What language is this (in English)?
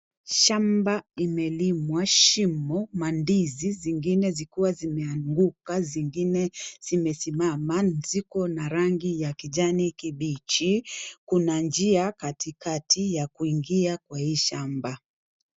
Swahili